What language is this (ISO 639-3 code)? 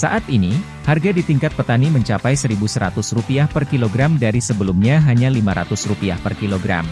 ind